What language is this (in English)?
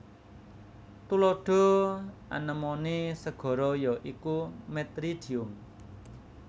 Javanese